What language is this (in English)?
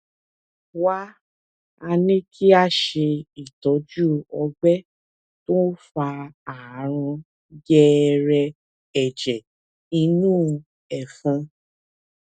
Yoruba